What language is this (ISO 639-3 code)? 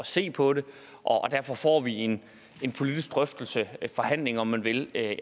dan